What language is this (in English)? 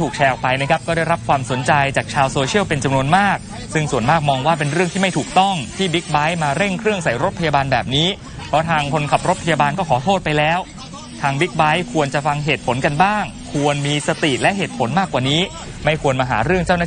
Thai